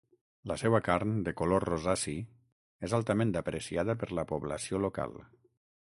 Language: Catalan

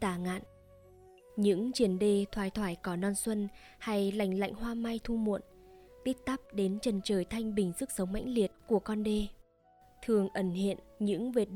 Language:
Vietnamese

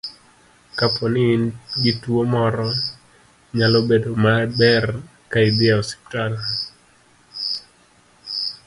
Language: Luo (Kenya and Tanzania)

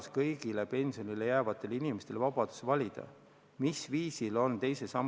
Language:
Estonian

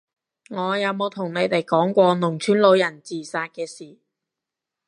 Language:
Cantonese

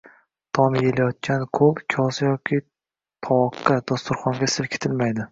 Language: Uzbek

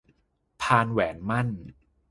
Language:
Thai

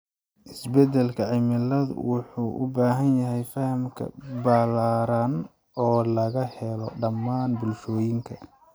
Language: Somali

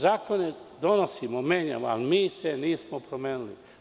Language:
Serbian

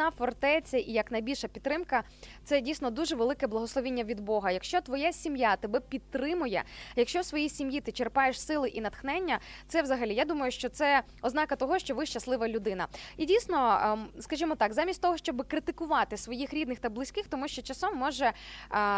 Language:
Ukrainian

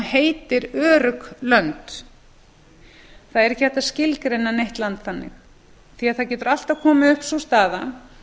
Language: Icelandic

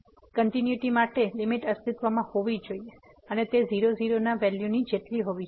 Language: Gujarati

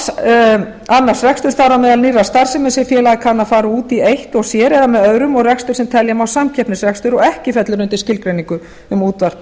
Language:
Icelandic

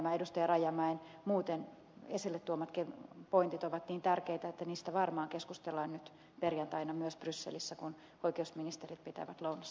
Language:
Finnish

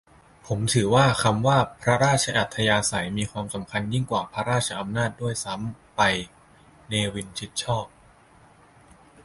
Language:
Thai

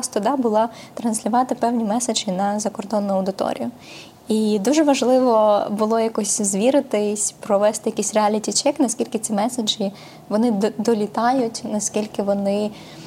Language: Ukrainian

